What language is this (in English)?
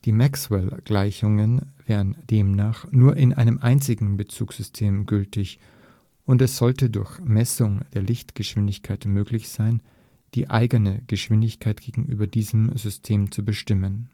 German